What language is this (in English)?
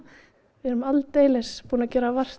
Icelandic